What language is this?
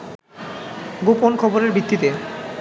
Bangla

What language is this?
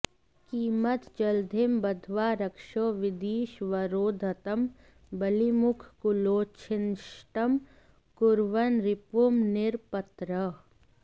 Sanskrit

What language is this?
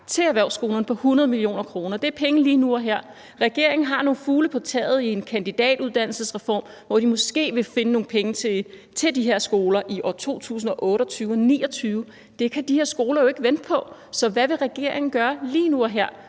Danish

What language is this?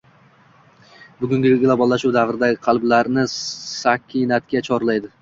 Uzbek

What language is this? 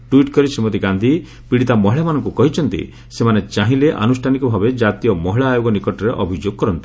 Odia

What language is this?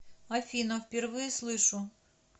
Russian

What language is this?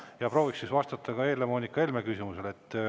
Estonian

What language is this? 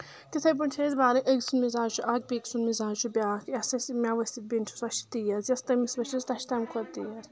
Kashmiri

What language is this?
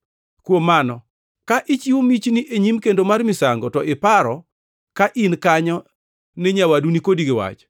Luo (Kenya and Tanzania)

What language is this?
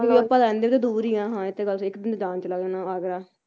Punjabi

